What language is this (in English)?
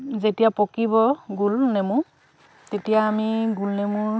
Assamese